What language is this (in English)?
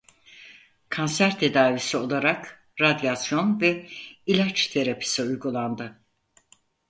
Turkish